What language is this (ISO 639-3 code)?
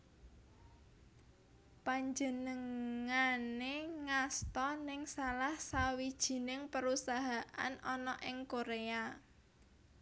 jav